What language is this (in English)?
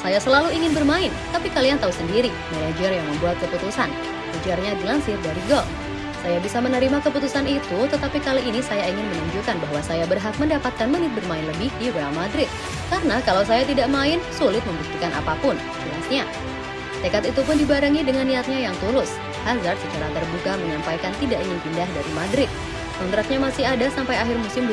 Indonesian